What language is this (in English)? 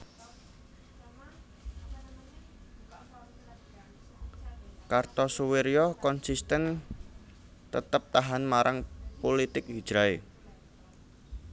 Javanese